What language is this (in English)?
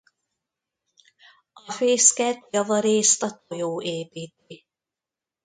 Hungarian